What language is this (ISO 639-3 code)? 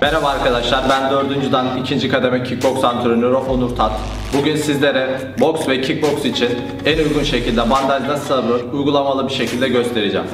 tur